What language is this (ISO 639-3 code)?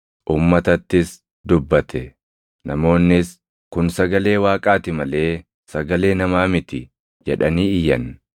orm